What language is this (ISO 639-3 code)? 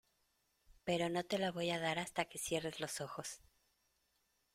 spa